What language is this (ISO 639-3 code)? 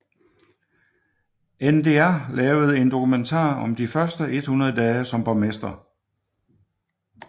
dan